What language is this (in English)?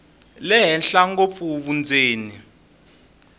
Tsonga